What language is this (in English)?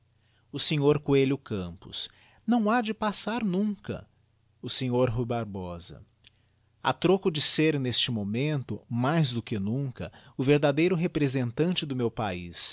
Portuguese